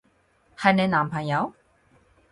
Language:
Cantonese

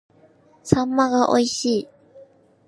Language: Japanese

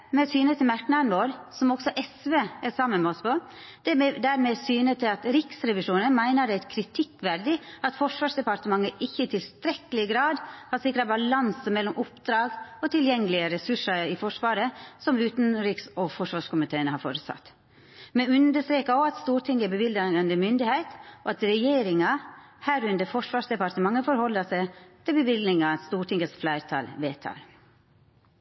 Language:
Norwegian Nynorsk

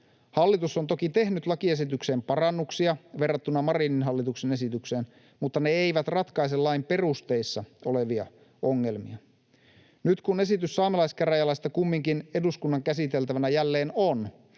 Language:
Finnish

